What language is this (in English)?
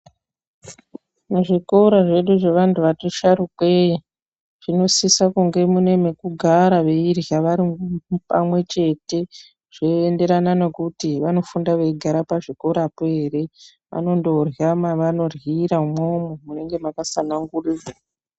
Ndau